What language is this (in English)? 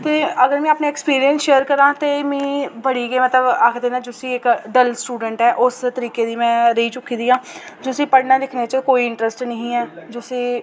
Dogri